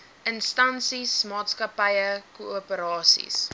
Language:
Afrikaans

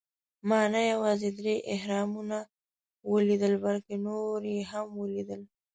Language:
Pashto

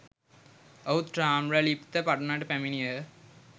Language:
Sinhala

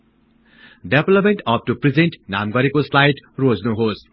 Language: Nepali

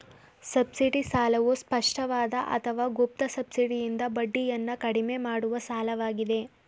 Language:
Kannada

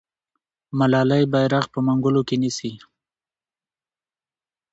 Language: Pashto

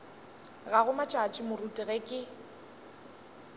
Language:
Northern Sotho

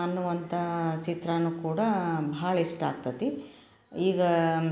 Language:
Kannada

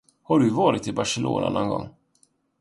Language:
Swedish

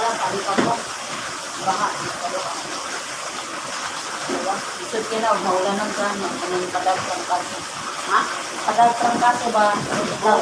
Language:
Filipino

